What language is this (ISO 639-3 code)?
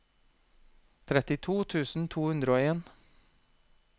nor